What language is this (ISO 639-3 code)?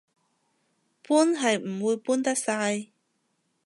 yue